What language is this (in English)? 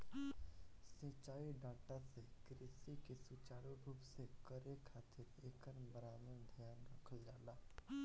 Bhojpuri